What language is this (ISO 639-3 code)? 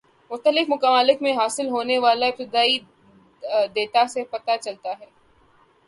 urd